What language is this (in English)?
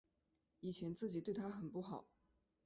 Chinese